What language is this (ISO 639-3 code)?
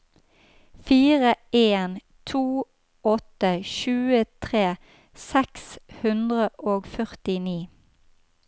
nor